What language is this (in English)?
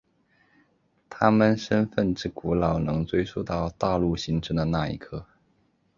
Chinese